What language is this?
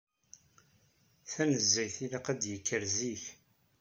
Kabyle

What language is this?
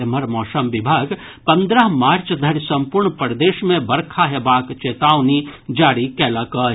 Maithili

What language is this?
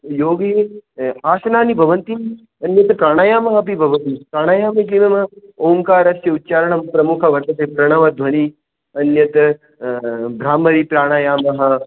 Sanskrit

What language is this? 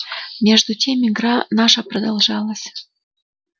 Russian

